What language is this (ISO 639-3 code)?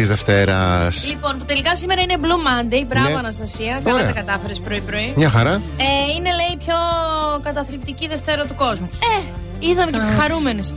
ell